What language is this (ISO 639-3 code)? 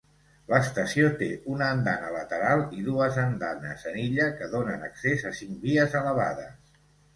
cat